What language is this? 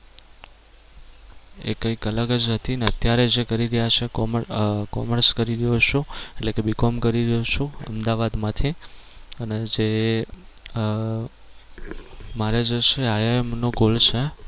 Gujarati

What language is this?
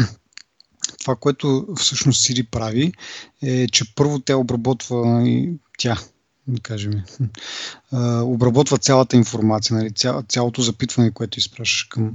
Bulgarian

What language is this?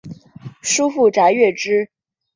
Chinese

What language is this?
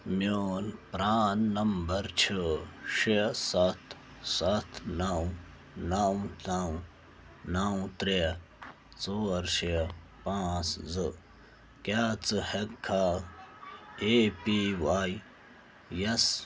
Kashmiri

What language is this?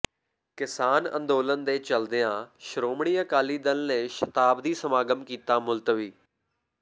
Punjabi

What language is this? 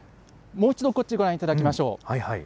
Japanese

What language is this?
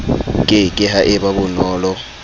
Southern Sotho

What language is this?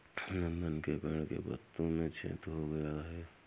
Hindi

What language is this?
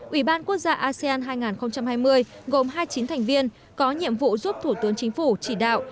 Vietnamese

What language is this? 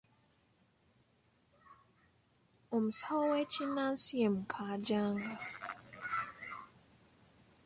Ganda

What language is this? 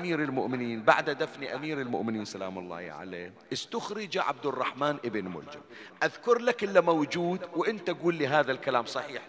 Arabic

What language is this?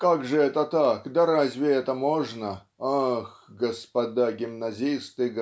Russian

